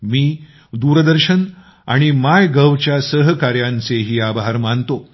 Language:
Marathi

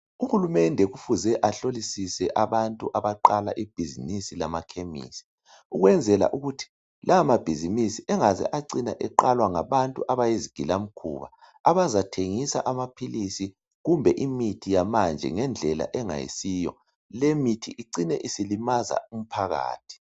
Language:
North Ndebele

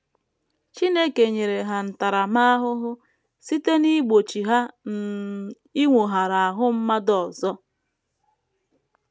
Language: Igbo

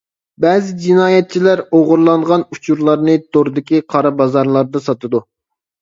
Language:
Uyghur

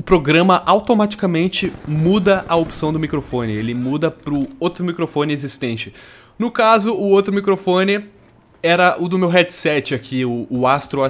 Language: Portuguese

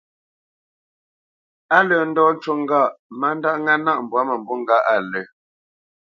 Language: Bamenyam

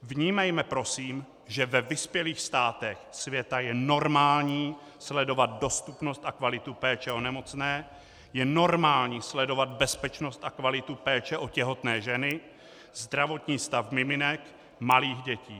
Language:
Czech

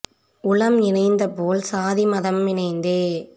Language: Tamil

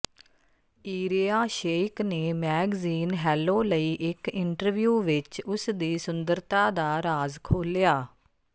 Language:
Punjabi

